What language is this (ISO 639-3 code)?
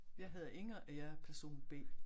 dan